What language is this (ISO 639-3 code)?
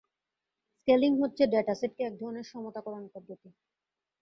ben